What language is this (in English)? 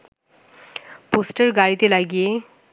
Bangla